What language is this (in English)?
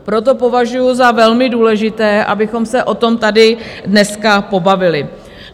Czech